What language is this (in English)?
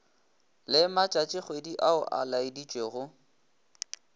Northern Sotho